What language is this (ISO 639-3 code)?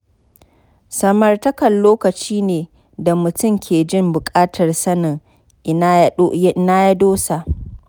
hau